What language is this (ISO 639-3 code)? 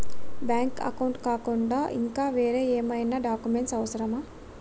tel